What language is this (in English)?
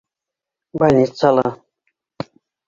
Bashkir